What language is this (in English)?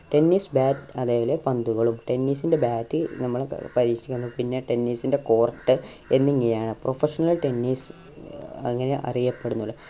Malayalam